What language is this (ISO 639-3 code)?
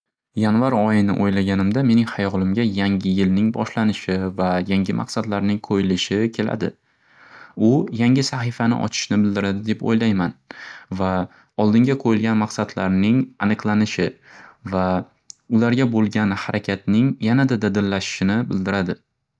uzb